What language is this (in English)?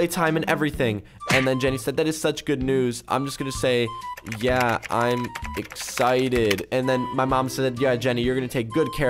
English